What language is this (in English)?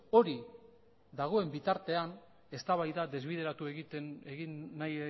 Basque